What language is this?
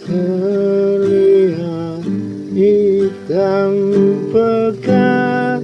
Indonesian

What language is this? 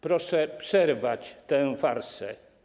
Polish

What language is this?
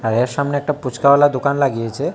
Bangla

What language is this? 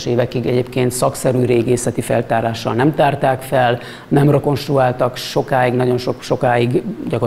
Hungarian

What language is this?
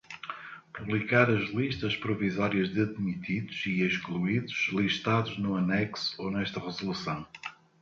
Portuguese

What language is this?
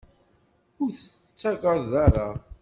Kabyle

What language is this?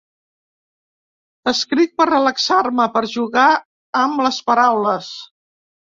Catalan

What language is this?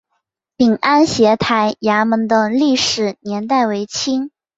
Chinese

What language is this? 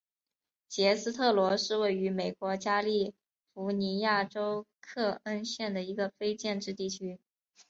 Chinese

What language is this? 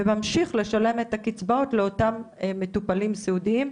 Hebrew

